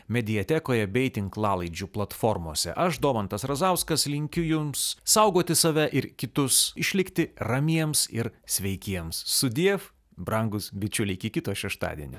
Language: Lithuanian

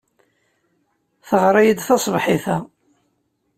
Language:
Kabyle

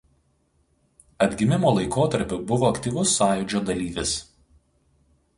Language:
Lithuanian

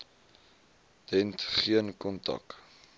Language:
Afrikaans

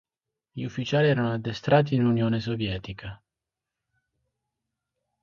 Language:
Italian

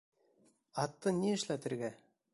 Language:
Bashkir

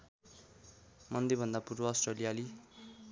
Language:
Nepali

